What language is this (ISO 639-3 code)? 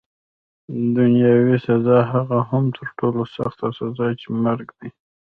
pus